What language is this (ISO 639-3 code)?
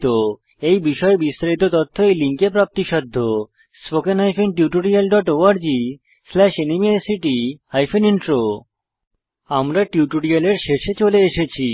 ben